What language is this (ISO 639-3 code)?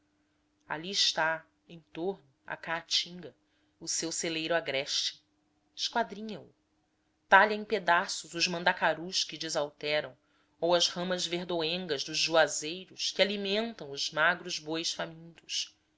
por